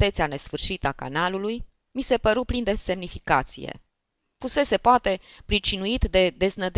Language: Romanian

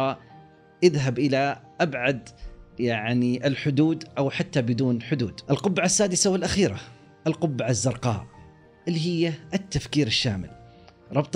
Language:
Arabic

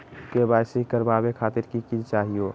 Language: Magahi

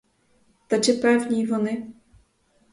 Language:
Ukrainian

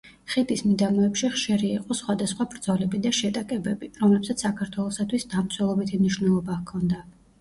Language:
Georgian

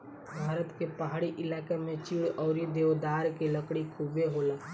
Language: Bhojpuri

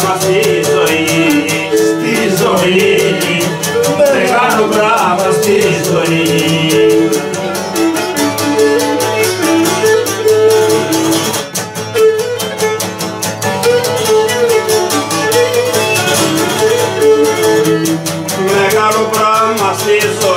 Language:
Romanian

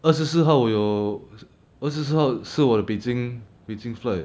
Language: English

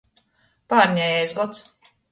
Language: Latgalian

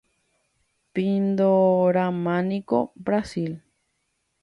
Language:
Guarani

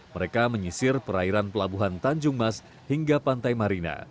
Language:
Indonesian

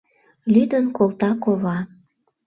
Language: Mari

